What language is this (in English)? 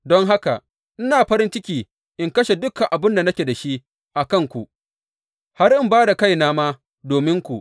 Hausa